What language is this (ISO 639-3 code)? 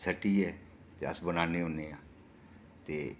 doi